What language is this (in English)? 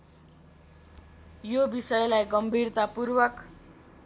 Nepali